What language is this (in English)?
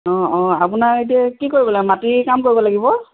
Assamese